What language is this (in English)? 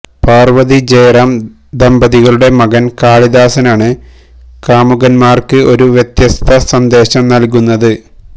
Malayalam